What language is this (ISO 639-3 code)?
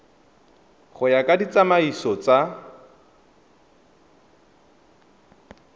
tsn